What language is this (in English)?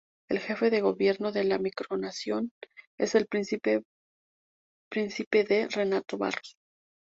Spanish